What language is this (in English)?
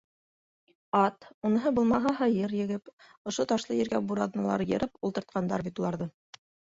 Bashkir